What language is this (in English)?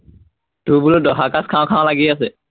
Assamese